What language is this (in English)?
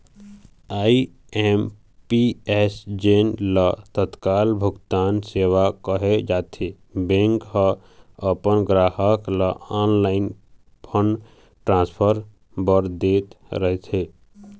Chhattisgarhi